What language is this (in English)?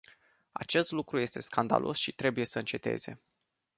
Romanian